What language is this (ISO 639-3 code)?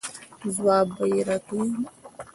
pus